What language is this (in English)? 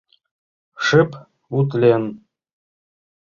Mari